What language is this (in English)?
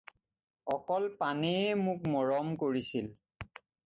Assamese